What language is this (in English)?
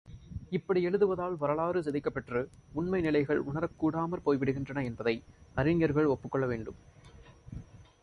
Tamil